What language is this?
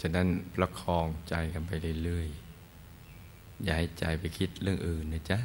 Thai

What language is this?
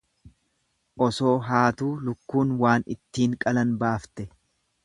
Oromo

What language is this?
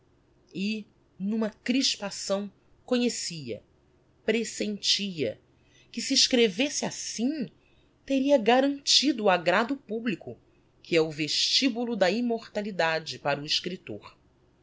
Portuguese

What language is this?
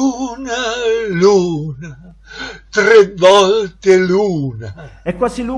Italian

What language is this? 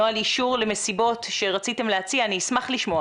Hebrew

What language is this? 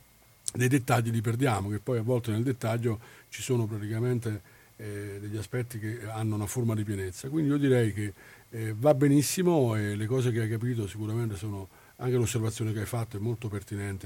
Italian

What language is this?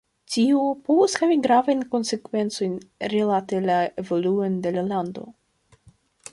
Esperanto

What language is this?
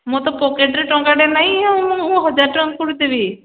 Odia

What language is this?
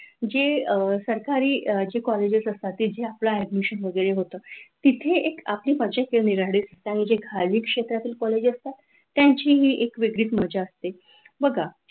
Marathi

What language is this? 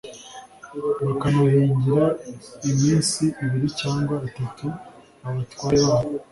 Kinyarwanda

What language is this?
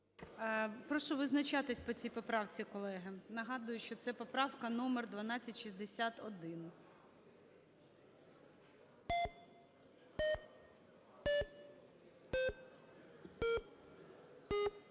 Ukrainian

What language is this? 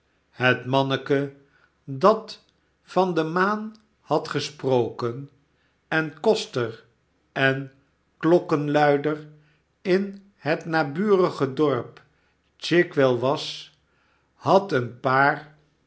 Dutch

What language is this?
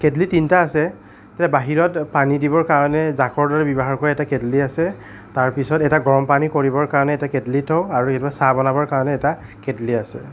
Assamese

